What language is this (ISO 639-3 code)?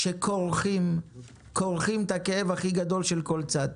heb